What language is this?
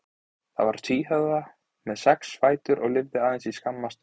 Icelandic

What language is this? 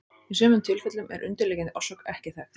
Icelandic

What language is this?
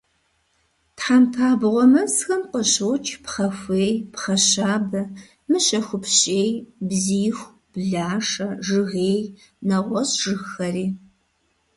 Kabardian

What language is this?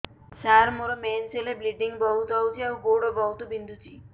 Odia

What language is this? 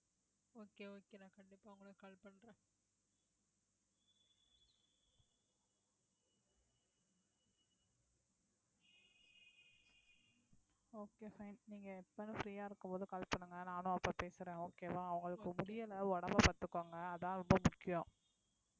Tamil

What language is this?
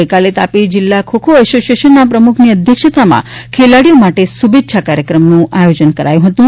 Gujarati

